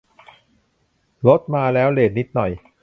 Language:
Thai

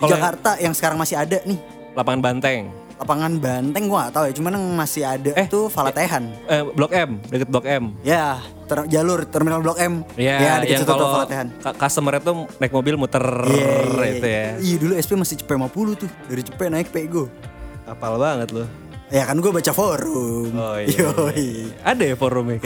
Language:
Indonesian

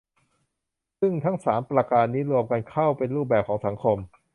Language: Thai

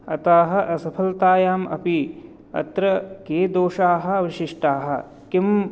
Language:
Sanskrit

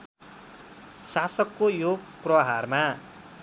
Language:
Nepali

